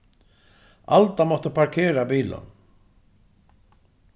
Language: Faroese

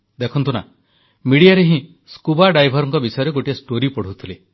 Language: Odia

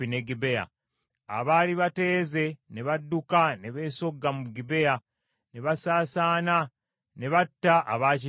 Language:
Ganda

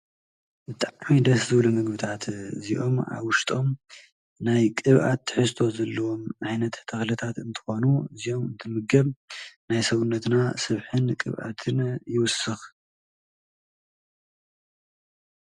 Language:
Tigrinya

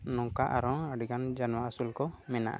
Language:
Santali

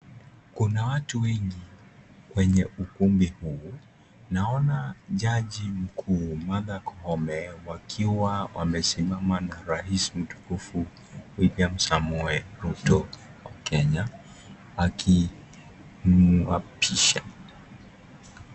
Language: Swahili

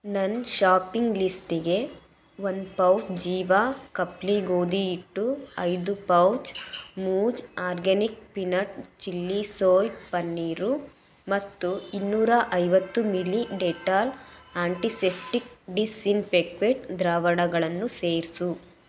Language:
Kannada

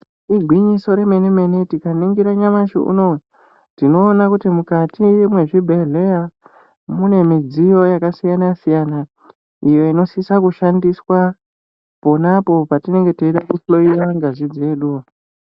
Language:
Ndau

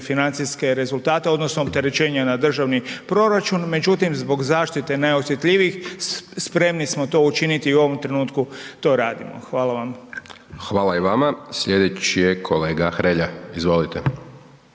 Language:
Croatian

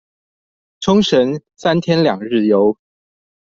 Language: Chinese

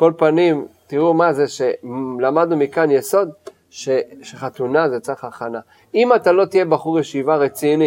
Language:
Hebrew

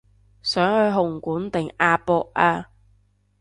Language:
Cantonese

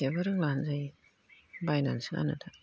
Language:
Bodo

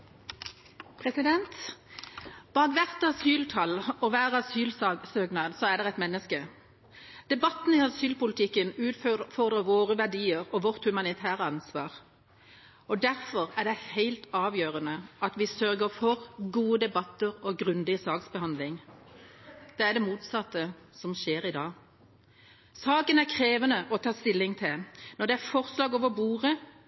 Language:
Norwegian Bokmål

